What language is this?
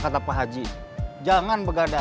Indonesian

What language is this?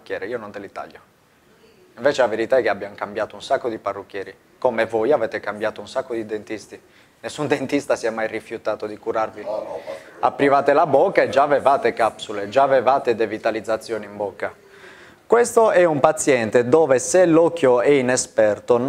Italian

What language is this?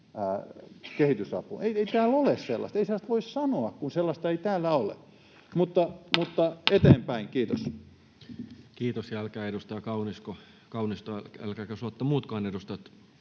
Finnish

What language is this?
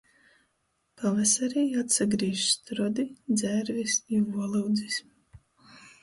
Latgalian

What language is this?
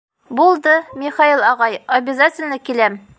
Bashkir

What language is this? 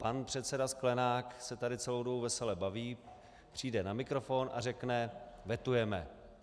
Czech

